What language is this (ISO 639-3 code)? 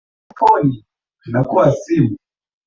swa